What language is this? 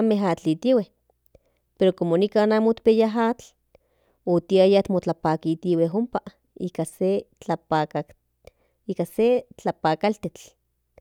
Central Nahuatl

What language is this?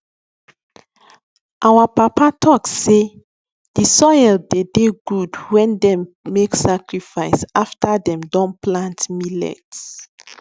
Nigerian Pidgin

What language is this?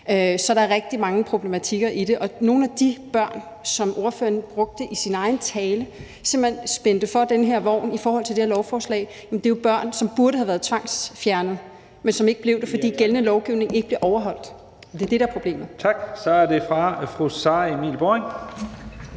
Danish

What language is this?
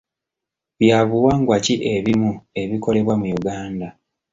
Ganda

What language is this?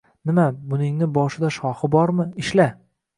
Uzbek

